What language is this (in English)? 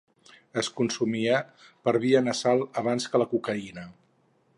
Catalan